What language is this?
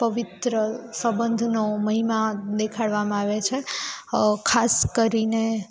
Gujarati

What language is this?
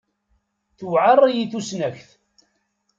Kabyle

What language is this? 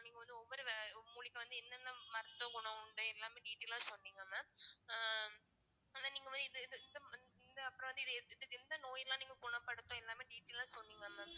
Tamil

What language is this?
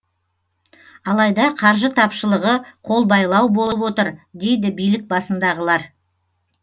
Kazakh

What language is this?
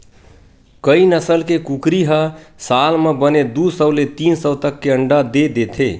Chhattisgarhi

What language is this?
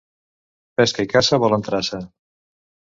Catalan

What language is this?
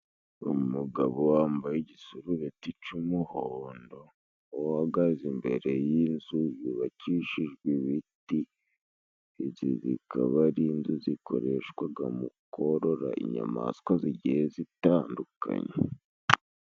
Kinyarwanda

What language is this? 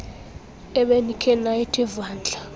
Xhosa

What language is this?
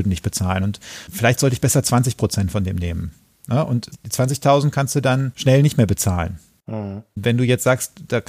German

